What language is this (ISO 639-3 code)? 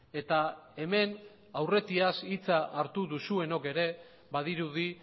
eus